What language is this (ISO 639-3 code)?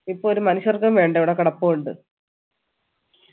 mal